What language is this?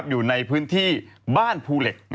Thai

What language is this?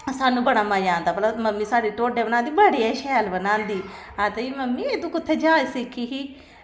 Dogri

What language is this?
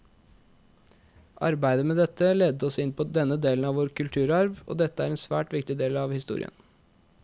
Norwegian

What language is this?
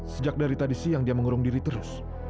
Indonesian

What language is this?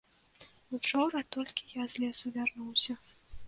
Belarusian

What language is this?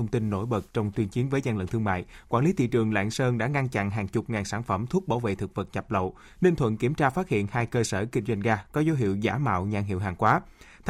Vietnamese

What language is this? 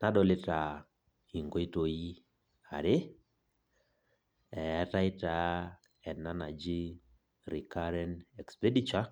Masai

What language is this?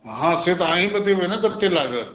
Maithili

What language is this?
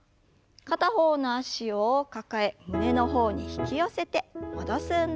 Japanese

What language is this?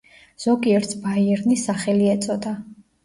Georgian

